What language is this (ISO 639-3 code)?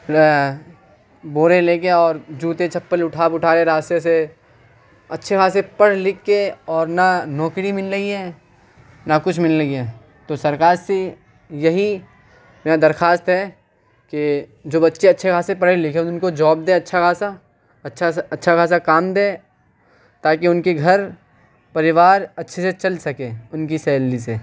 urd